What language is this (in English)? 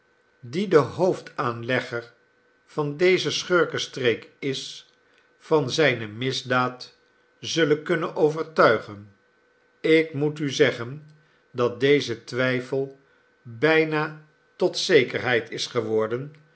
Dutch